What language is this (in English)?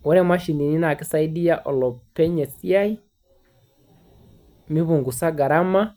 Masai